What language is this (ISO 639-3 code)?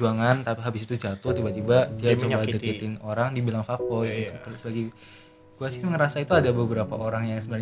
ind